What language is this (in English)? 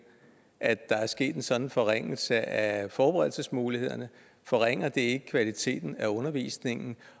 Danish